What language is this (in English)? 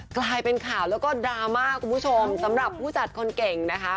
Thai